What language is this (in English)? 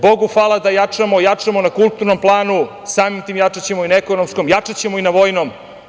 Serbian